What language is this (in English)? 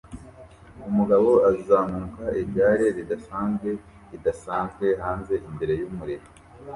Kinyarwanda